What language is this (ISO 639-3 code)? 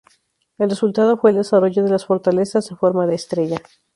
spa